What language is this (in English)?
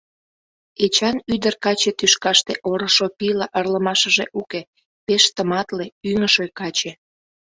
Mari